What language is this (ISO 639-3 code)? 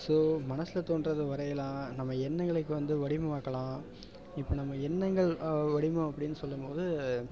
tam